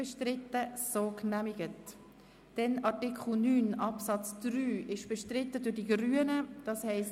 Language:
Swiss German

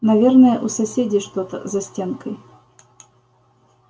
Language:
Russian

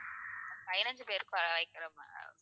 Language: Tamil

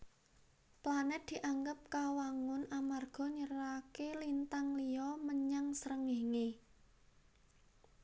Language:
Javanese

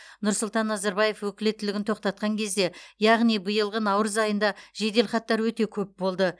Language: Kazakh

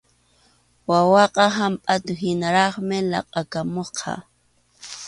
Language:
Arequipa-La Unión Quechua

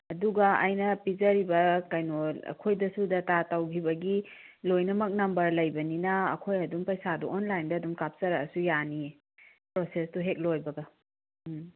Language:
Manipuri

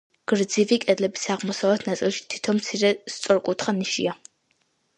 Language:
Georgian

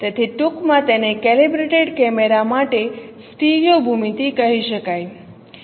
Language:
Gujarati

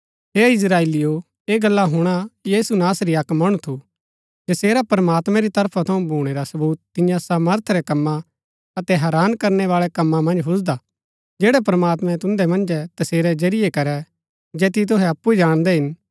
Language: Gaddi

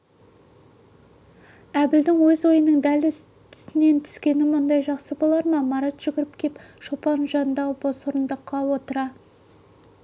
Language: Kazakh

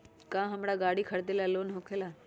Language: Magahi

